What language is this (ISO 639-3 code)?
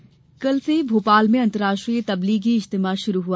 hin